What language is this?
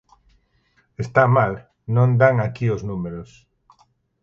Galician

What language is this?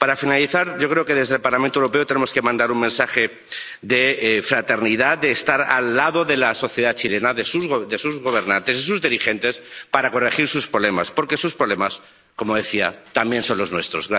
Spanish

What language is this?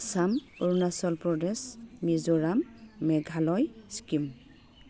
Bodo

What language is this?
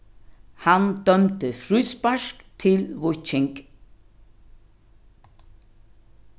Faroese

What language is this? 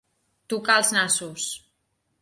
Catalan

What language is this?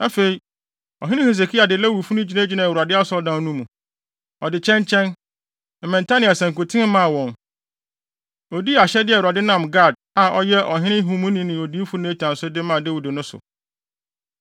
Akan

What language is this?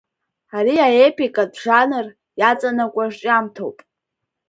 Abkhazian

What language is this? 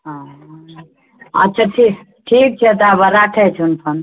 Maithili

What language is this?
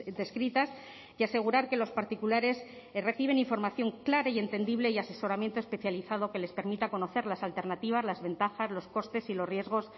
Spanish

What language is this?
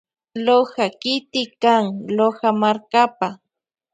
Loja Highland Quichua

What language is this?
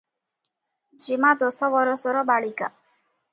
Odia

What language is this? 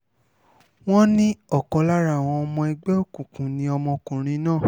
Yoruba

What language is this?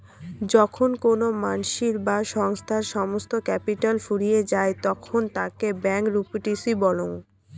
Bangla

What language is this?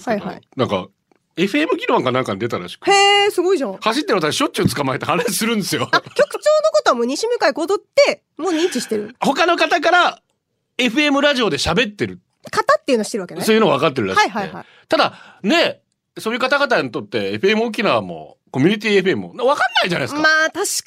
Japanese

